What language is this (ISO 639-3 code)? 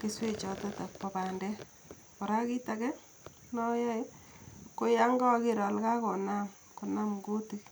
kln